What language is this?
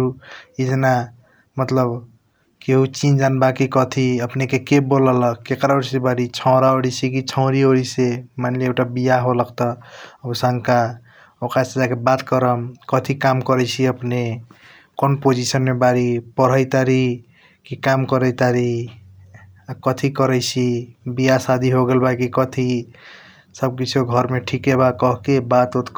Kochila Tharu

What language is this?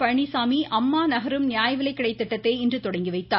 Tamil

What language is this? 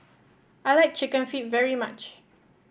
English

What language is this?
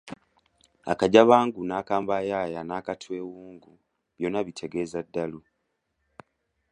Ganda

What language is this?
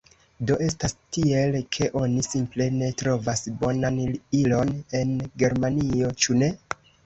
Esperanto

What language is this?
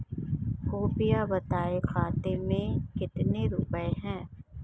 Hindi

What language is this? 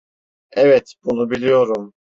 Turkish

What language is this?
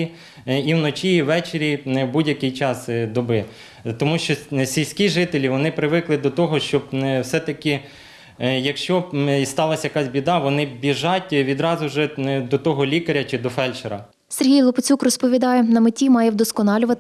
Ukrainian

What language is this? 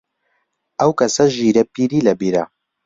Central Kurdish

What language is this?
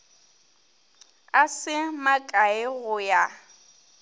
Northern Sotho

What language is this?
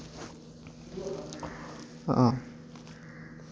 Dogri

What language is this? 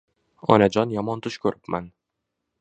Uzbek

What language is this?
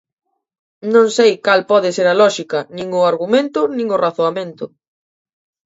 Galician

